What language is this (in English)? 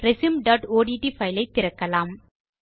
Tamil